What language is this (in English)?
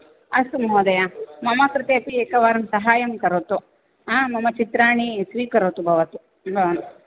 Sanskrit